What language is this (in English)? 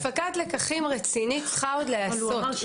Hebrew